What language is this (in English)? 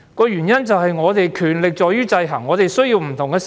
Cantonese